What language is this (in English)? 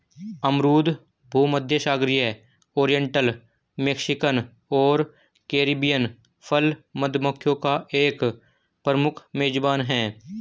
Hindi